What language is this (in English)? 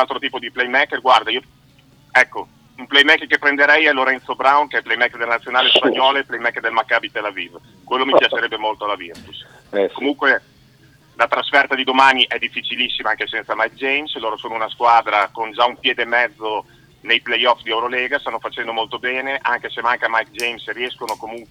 Italian